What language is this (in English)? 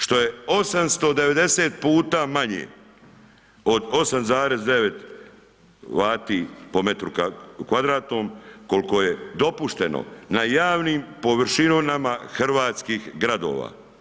Croatian